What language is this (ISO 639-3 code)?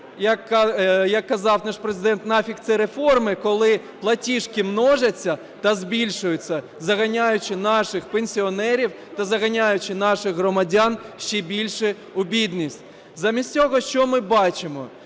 ukr